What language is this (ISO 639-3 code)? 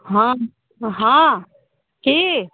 mai